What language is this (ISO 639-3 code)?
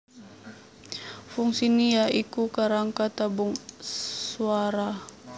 jav